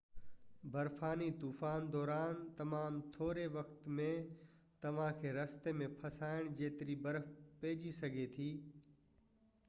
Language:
Sindhi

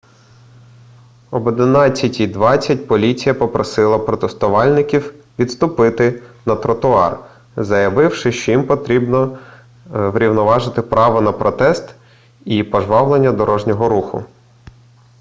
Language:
Ukrainian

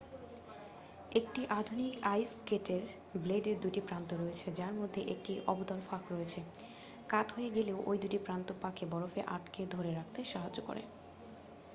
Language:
Bangla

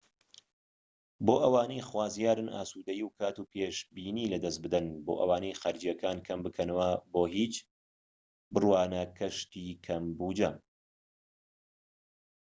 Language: Central Kurdish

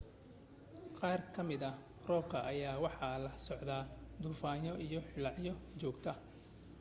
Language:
Somali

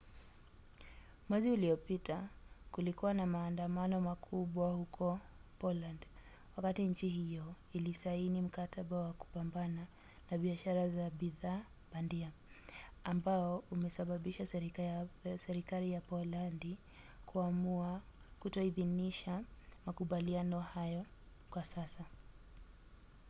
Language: Swahili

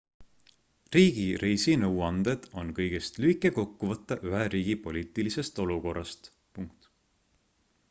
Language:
Estonian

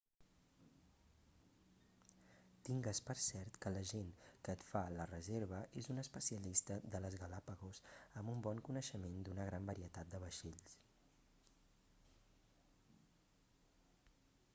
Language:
Catalan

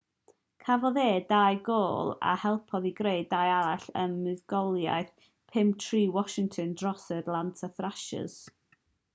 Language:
Welsh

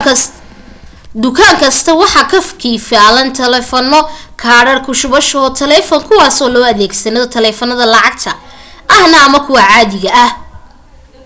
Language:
Somali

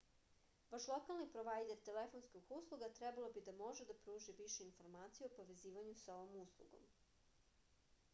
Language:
Serbian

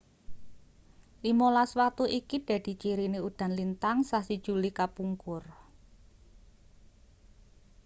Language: Javanese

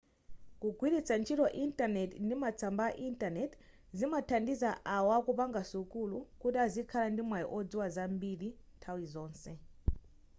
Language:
Nyanja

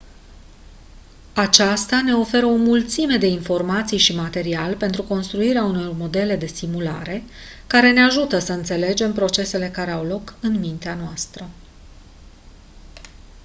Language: Romanian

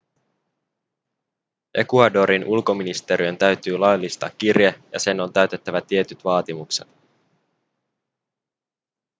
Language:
Finnish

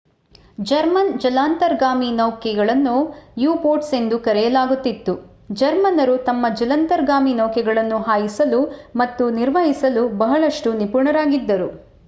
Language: Kannada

